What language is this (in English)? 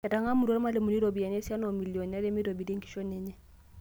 Masai